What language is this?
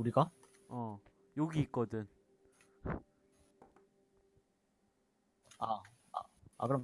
Korean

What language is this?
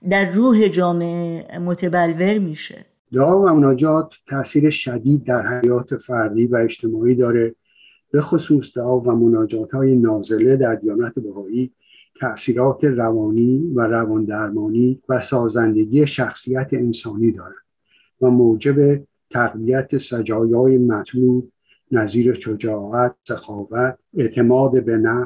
Persian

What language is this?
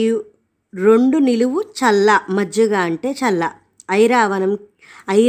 Telugu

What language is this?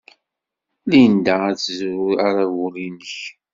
Kabyle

